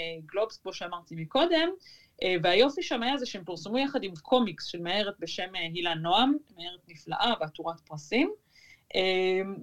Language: Hebrew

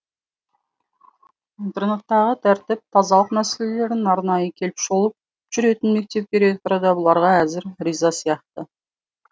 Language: Kazakh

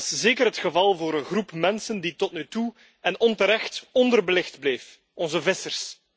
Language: Dutch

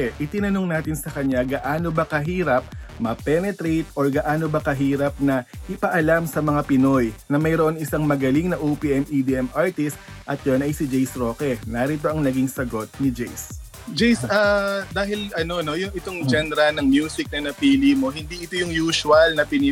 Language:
Filipino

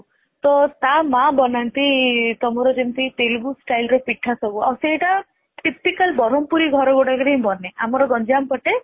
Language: Odia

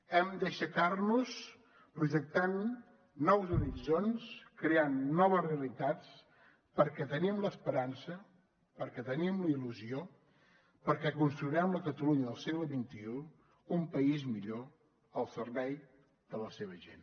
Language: Catalan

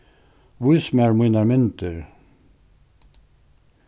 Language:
Faroese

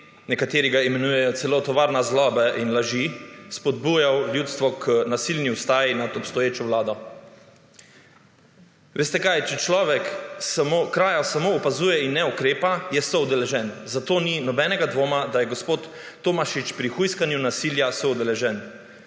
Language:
Slovenian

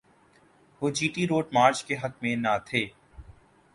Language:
Urdu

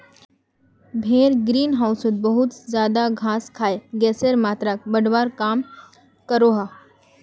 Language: Magahi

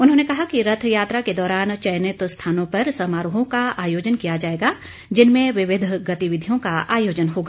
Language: Hindi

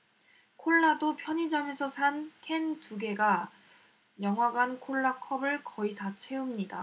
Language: Korean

